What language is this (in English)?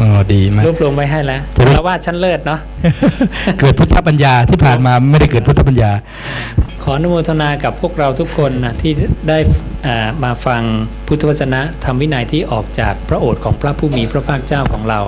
Thai